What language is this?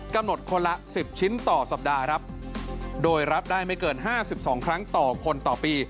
Thai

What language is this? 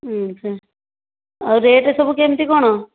Odia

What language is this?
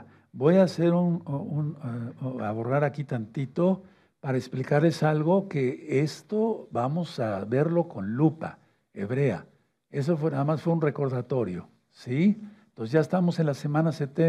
Spanish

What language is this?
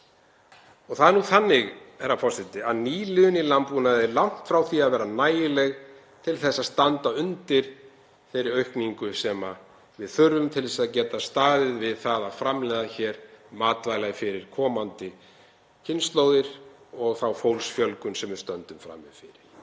Icelandic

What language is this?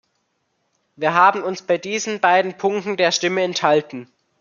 German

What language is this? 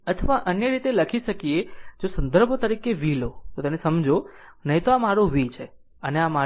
Gujarati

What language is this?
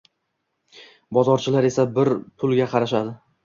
Uzbek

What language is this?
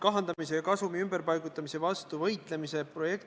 Estonian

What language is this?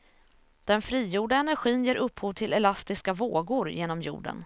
Swedish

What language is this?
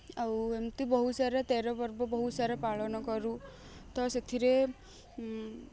Odia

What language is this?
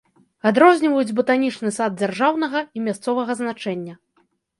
Belarusian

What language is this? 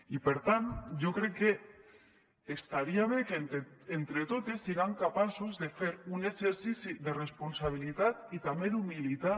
Catalan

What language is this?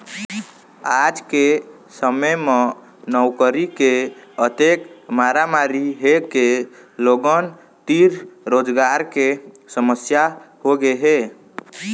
Chhattisgarhi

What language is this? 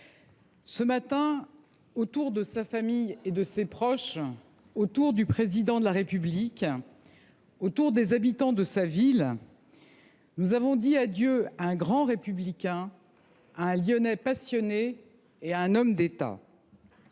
French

